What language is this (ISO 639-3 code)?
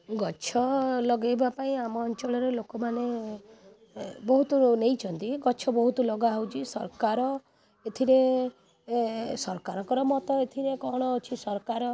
ori